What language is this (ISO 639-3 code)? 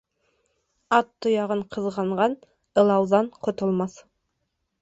bak